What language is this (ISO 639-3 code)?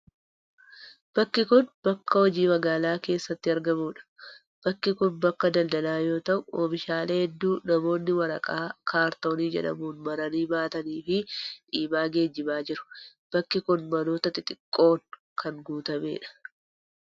orm